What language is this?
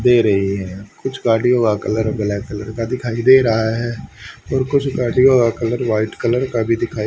Hindi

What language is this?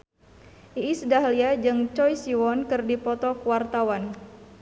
Sundanese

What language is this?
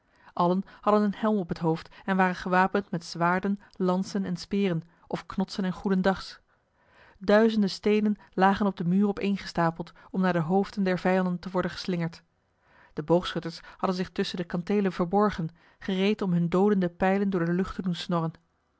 Dutch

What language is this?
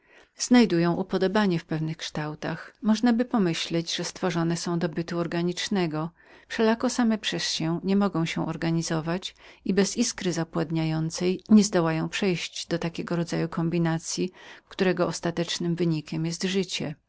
Polish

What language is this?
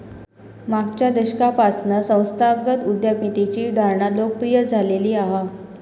Marathi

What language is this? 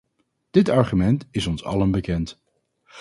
Dutch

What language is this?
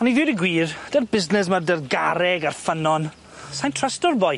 Welsh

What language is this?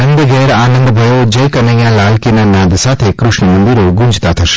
Gujarati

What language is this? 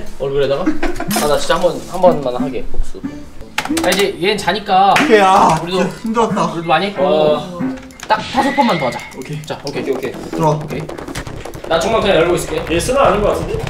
Korean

